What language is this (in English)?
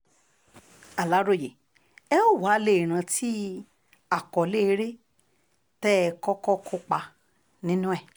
Yoruba